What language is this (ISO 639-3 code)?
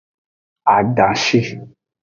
ajg